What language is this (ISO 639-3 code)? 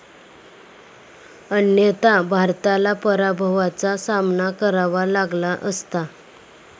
mar